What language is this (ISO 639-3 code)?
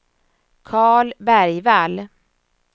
swe